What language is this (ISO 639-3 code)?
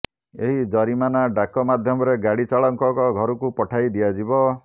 ori